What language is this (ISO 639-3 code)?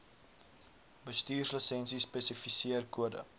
afr